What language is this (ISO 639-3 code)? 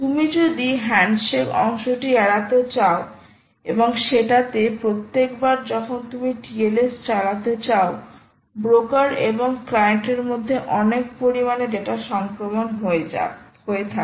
ben